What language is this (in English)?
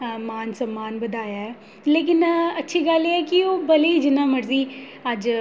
Dogri